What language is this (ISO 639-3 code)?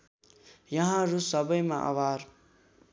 nep